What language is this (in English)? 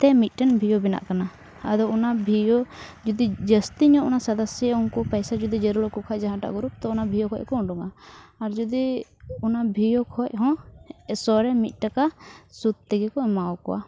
Santali